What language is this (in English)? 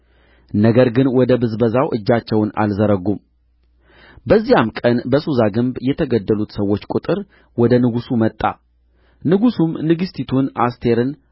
Amharic